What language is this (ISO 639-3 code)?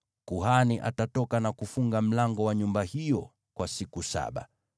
swa